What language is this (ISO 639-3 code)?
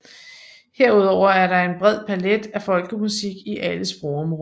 dan